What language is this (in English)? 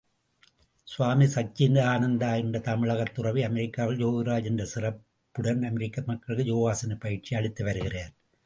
Tamil